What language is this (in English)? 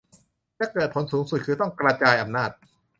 Thai